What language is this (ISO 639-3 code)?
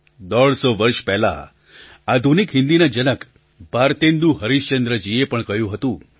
guj